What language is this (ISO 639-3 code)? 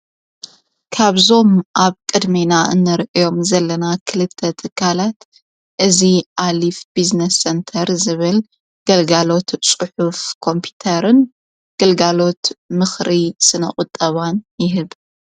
tir